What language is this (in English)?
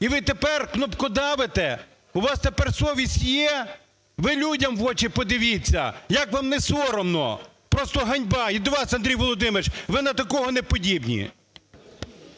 Ukrainian